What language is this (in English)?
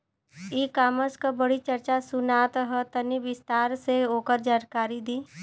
Bhojpuri